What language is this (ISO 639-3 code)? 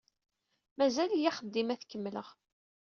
kab